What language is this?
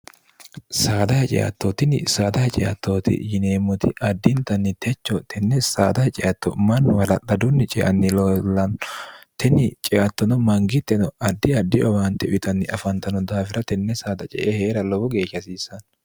Sidamo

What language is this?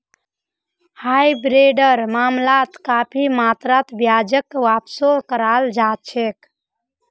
Magahi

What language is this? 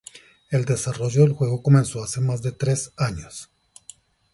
Spanish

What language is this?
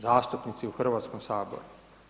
Croatian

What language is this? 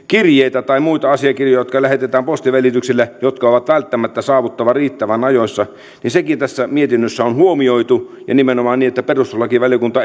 Finnish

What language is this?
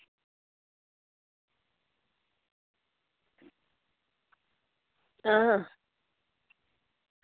Dogri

